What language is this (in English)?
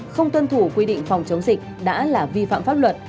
Vietnamese